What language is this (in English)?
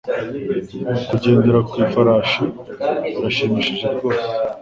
Kinyarwanda